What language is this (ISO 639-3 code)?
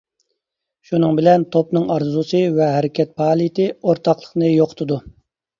uig